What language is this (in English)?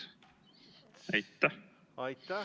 Estonian